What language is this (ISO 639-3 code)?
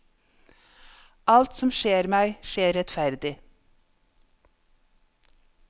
nor